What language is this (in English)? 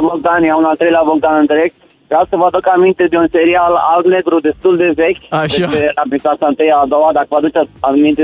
Romanian